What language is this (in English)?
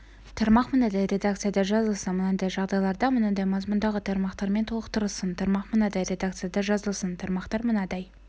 Kazakh